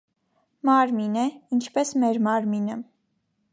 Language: Armenian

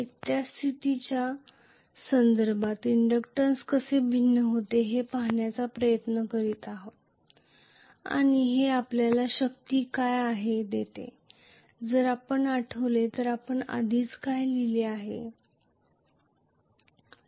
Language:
Marathi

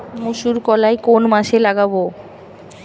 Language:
Bangla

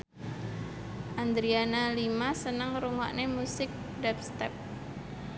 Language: Javanese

